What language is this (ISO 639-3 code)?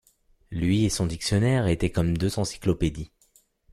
fra